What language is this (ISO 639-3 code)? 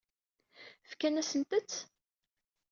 kab